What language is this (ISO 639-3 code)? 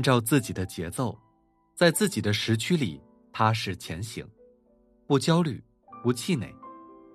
zho